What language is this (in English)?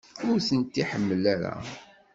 Kabyle